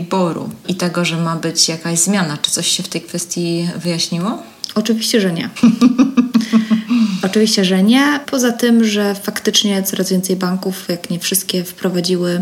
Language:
Polish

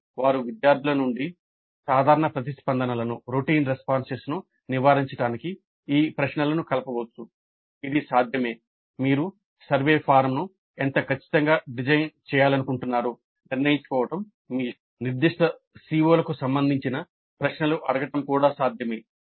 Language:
Telugu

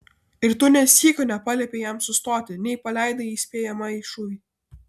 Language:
Lithuanian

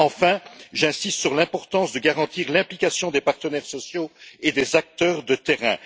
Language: French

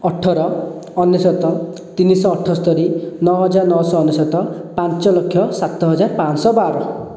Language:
Odia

